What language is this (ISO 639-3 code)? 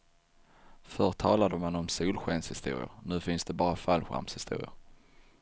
swe